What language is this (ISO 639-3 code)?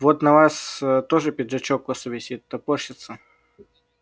rus